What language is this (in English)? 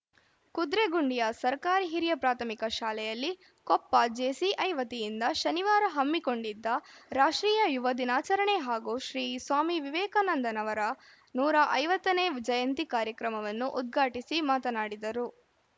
Kannada